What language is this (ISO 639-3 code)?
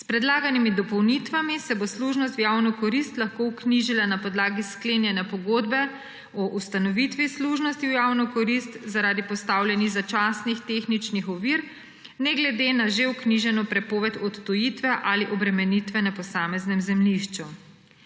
slv